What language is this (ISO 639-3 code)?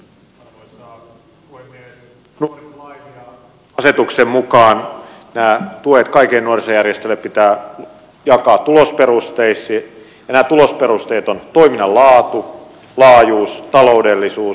fin